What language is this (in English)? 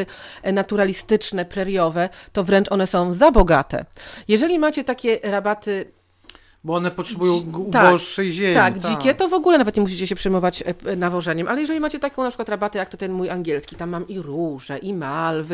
Polish